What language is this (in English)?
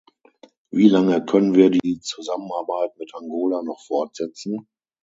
German